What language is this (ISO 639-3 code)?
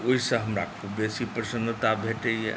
mai